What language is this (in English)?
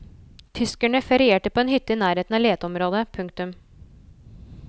Norwegian